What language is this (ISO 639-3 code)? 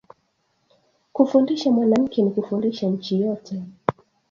swa